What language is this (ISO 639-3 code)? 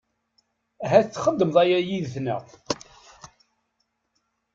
kab